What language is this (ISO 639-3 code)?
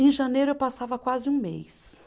por